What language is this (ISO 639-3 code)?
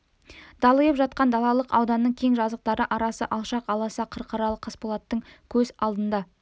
kaz